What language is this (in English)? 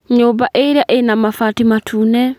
Kikuyu